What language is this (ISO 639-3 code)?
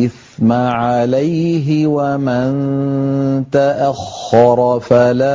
ara